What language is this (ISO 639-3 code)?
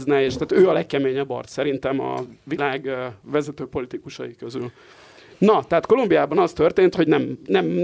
hun